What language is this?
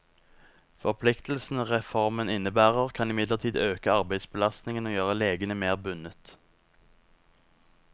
Norwegian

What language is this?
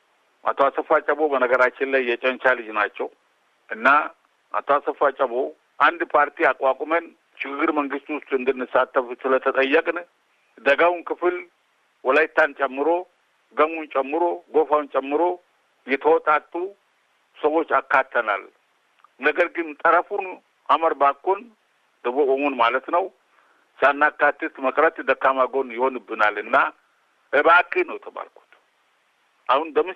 Amharic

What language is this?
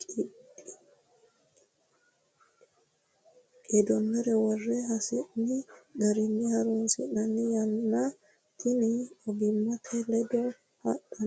Sidamo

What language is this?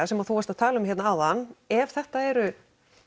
Icelandic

